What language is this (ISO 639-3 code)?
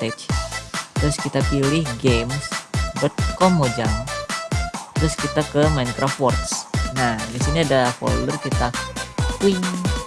ind